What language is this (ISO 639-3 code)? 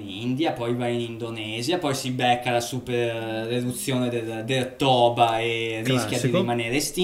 ita